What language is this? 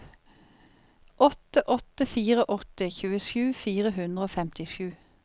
Norwegian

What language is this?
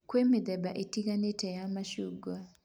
Kikuyu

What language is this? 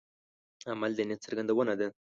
Pashto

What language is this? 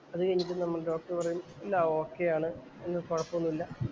Malayalam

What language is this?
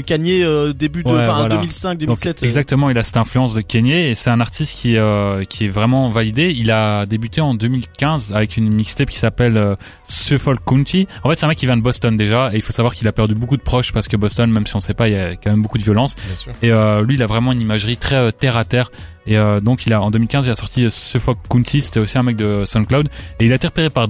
French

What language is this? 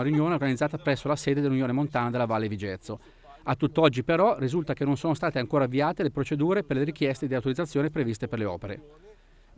Italian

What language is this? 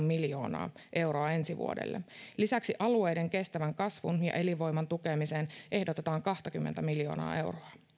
Finnish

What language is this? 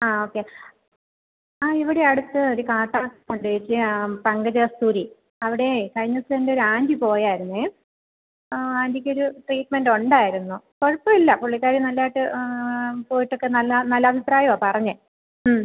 Malayalam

